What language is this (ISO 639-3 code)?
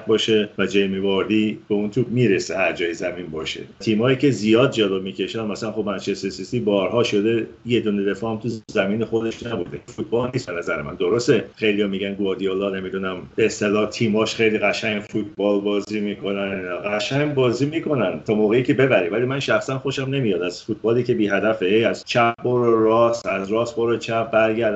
fas